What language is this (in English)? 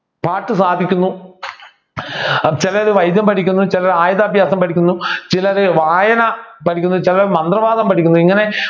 Malayalam